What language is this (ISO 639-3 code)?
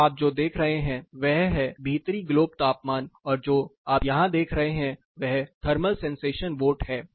hin